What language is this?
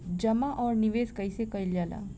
Bhojpuri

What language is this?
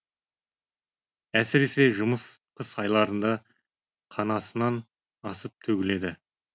Kazakh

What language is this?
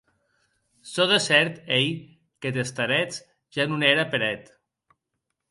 Occitan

